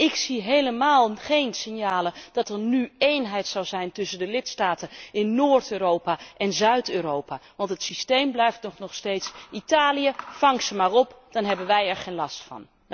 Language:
Dutch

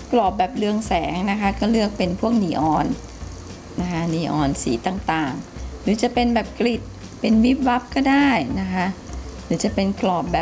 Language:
Thai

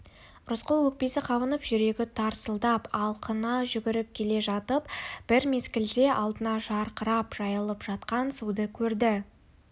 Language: Kazakh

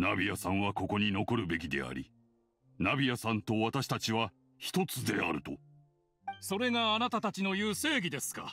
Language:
Japanese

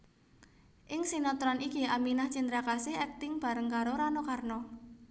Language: Javanese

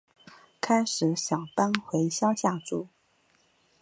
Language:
Chinese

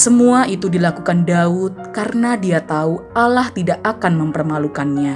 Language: Indonesian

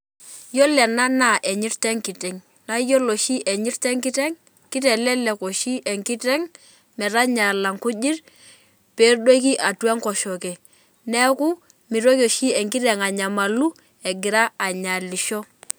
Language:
Masai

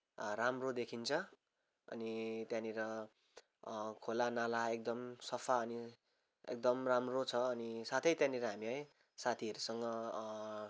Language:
Nepali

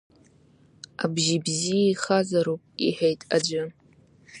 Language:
Abkhazian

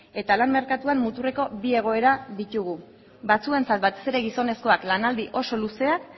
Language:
Basque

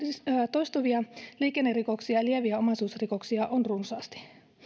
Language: Finnish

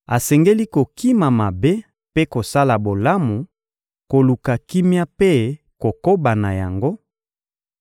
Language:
Lingala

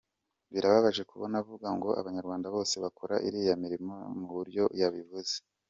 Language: Kinyarwanda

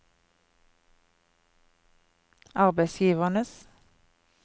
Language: Norwegian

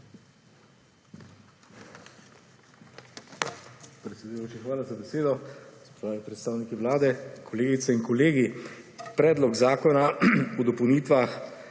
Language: Slovenian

